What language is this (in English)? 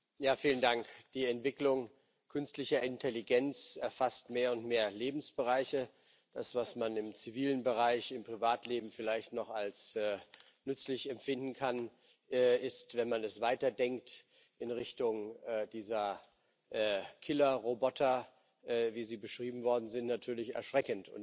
German